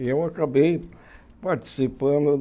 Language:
Portuguese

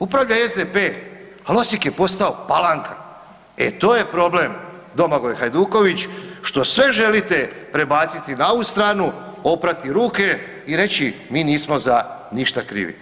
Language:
Croatian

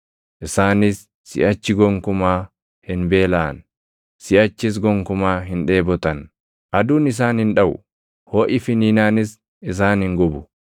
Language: Oromo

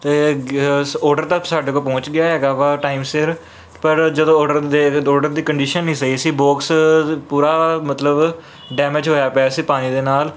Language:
Punjabi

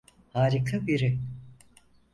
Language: Turkish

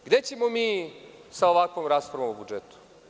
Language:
Serbian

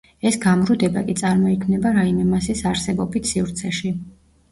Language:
Georgian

